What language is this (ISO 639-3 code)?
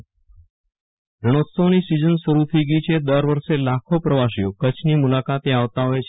guj